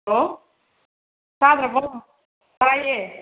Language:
Manipuri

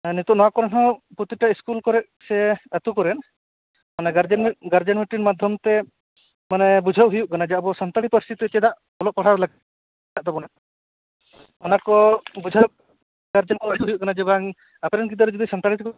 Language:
Santali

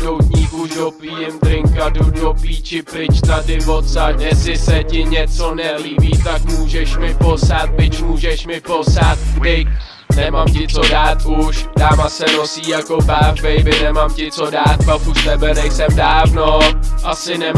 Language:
Czech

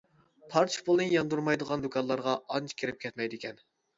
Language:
Uyghur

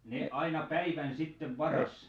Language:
Finnish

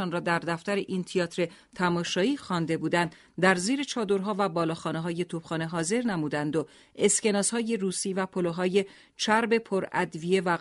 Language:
Persian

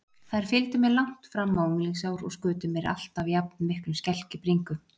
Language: Icelandic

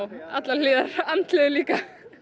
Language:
Icelandic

